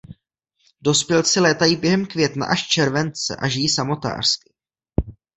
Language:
Czech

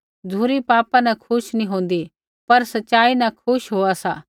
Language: Kullu Pahari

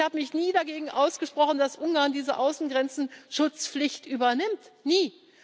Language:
German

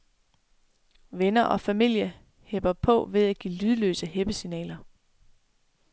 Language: Danish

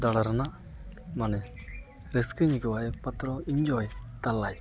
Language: Santali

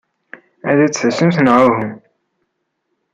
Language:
Kabyle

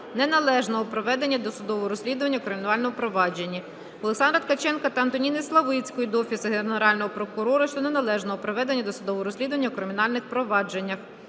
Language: Ukrainian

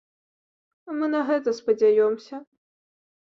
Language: Belarusian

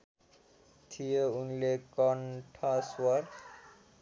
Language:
Nepali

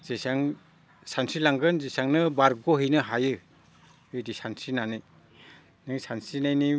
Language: Bodo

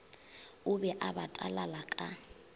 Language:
Northern Sotho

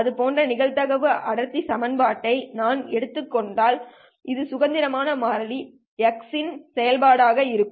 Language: Tamil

